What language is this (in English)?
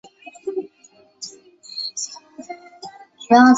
Chinese